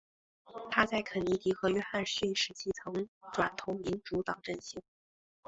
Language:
Chinese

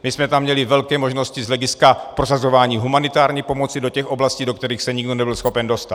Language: Czech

